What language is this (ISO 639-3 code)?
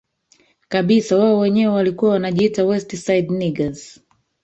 swa